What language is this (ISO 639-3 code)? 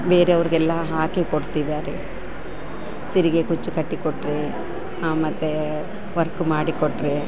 kan